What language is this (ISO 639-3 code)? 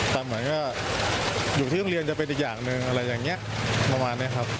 tha